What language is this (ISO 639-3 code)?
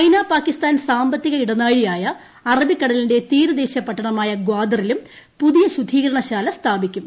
mal